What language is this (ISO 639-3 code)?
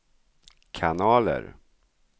swe